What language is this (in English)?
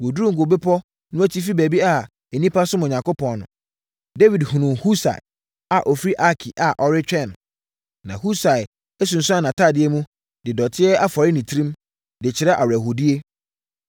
Akan